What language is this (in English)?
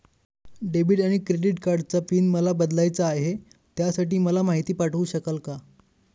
Marathi